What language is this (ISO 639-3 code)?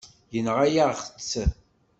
kab